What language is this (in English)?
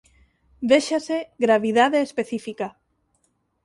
Galician